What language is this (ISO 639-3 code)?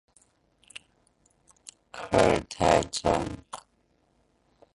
zho